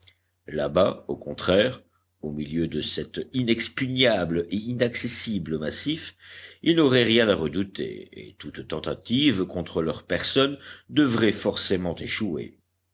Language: French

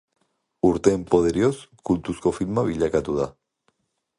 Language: Basque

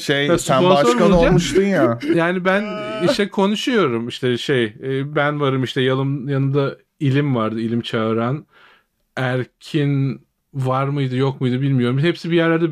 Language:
Turkish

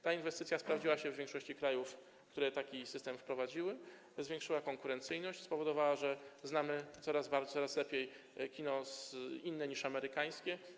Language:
Polish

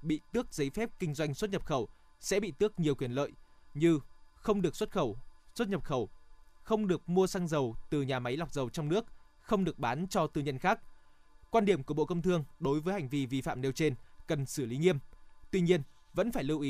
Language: Vietnamese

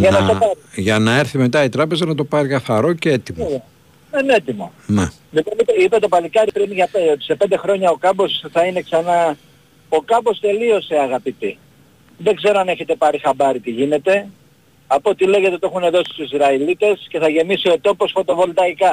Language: Greek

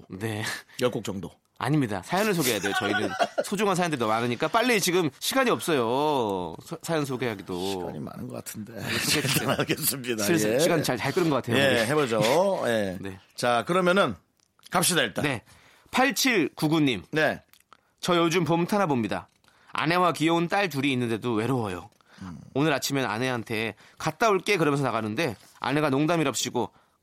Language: Korean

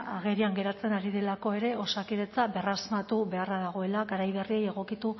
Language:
Basque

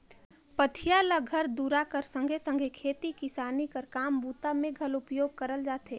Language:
Chhattisgarhi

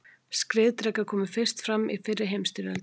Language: Icelandic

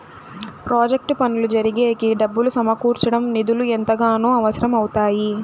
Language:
Telugu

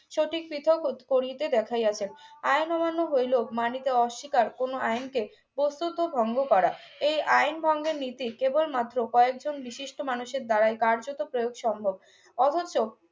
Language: Bangla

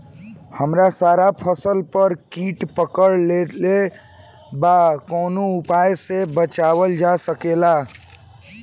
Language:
Bhojpuri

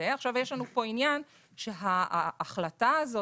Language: Hebrew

